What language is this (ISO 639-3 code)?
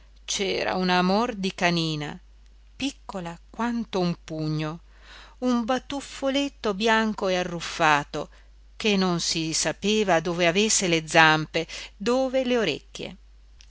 ita